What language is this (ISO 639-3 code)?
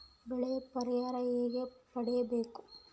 kan